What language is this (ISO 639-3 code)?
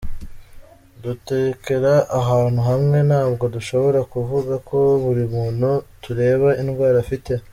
kin